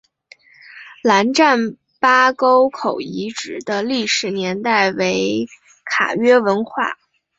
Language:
Chinese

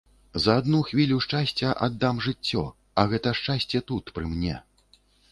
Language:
Belarusian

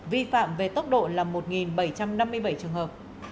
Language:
Vietnamese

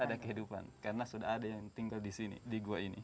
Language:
Indonesian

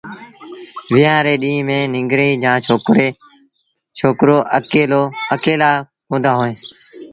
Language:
Sindhi Bhil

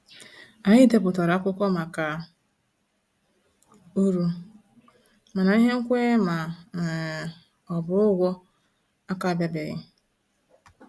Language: Igbo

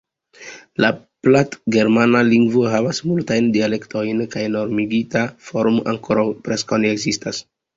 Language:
Esperanto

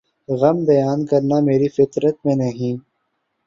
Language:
Urdu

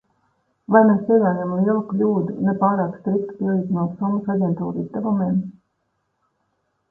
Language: Latvian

